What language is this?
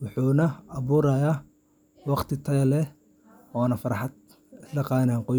Somali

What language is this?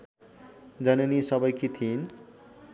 Nepali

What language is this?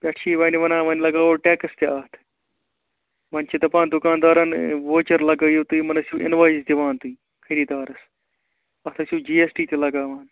Kashmiri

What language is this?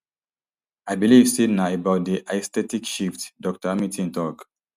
Nigerian Pidgin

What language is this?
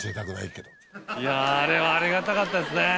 Japanese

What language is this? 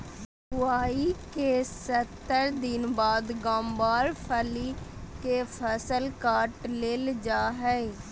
Magahi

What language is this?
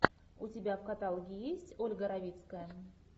Russian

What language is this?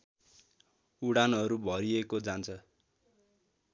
Nepali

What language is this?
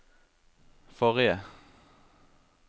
Norwegian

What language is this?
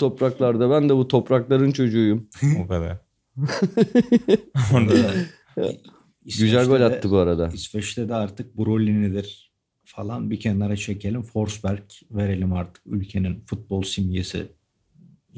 Turkish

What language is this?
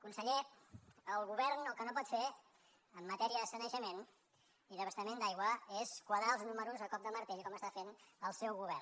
Catalan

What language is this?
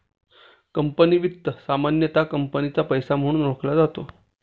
Marathi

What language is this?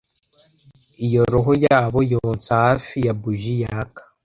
Kinyarwanda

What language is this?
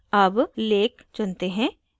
Hindi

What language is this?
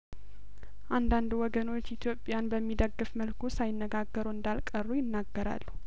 Amharic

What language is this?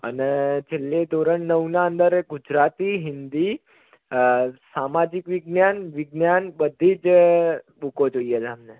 Gujarati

